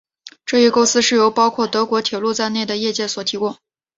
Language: Chinese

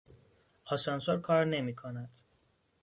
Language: Persian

